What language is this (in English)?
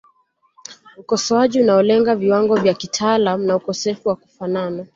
Swahili